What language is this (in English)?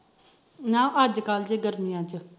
Punjabi